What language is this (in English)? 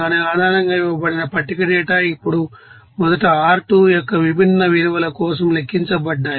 Telugu